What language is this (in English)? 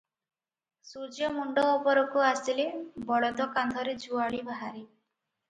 Odia